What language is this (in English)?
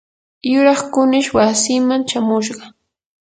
Yanahuanca Pasco Quechua